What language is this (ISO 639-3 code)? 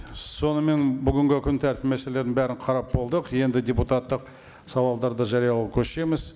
kaz